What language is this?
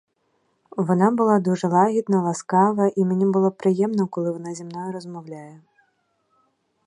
Ukrainian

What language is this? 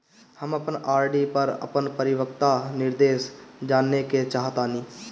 Bhojpuri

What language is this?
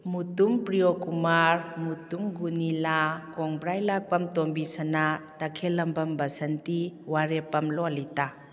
Manipuri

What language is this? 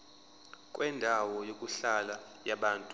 Zulu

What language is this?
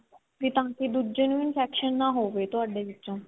Punjabi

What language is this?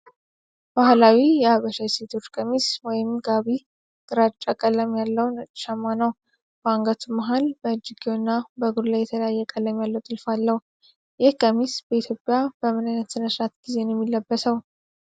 Amharic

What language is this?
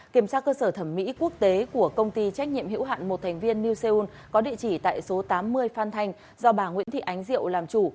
Vietnamese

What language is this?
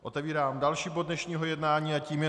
Czech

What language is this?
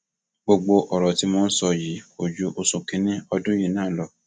Yoruba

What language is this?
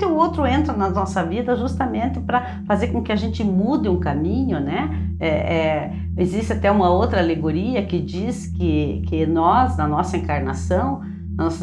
Portuguese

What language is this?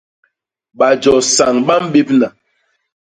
Basaa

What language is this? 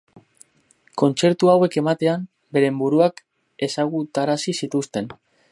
Basque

